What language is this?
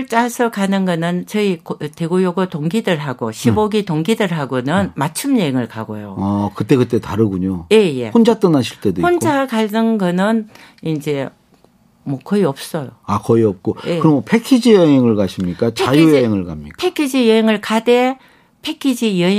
Korean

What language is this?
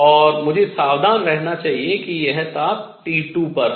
Hindi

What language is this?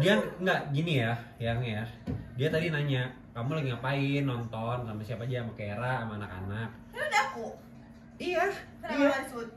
Indonesian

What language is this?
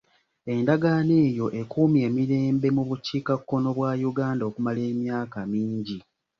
Ganda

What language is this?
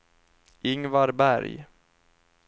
Swedish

